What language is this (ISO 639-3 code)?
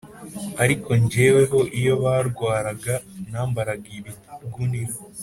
kin